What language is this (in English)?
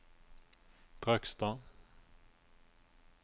Norwegian